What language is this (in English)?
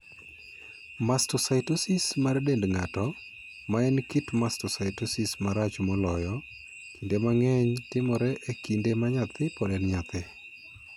Luo (Kenya and Tanzania)